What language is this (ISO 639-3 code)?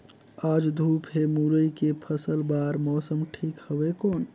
hne